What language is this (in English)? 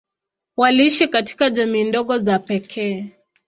Swahili